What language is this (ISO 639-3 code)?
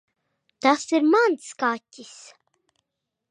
lav